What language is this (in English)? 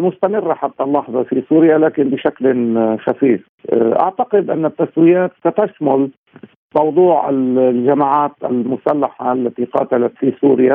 Arabic